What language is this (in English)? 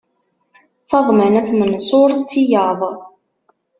Kabyle